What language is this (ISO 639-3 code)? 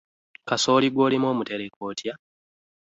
lug